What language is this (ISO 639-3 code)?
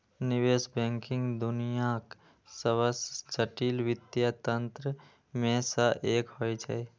mai